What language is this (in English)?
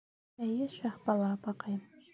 Bashkir